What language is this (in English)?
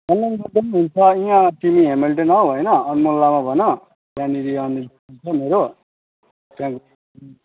Nepali